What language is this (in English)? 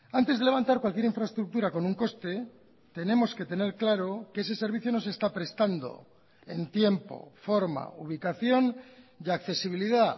Spanish